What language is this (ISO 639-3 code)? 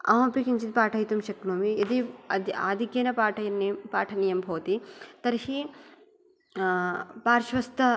san